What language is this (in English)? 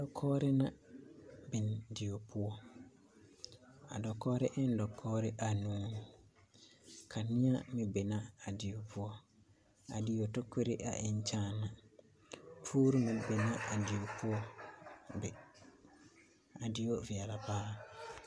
Southern Dagaare